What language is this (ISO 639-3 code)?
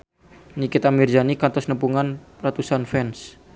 sun